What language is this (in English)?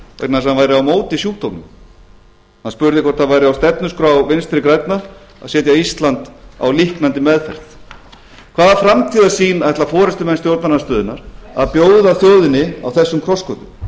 Icelandic